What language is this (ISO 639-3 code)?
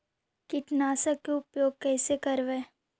mag